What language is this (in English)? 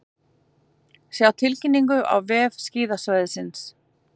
Icelandic